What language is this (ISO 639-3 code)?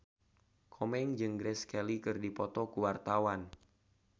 sun